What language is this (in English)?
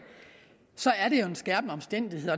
Danish